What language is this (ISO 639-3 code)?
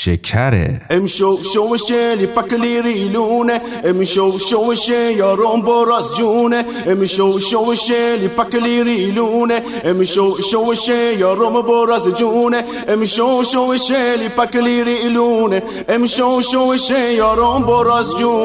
fas